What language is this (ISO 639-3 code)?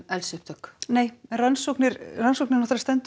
isl